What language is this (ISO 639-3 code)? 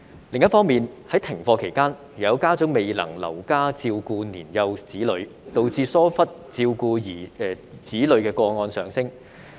yue